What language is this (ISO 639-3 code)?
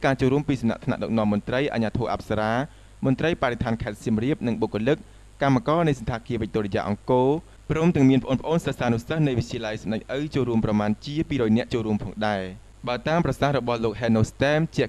tha